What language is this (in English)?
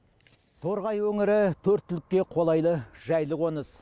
Kazakh